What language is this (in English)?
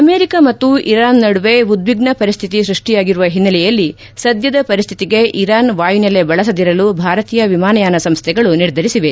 Kannada